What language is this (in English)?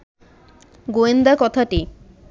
Bangla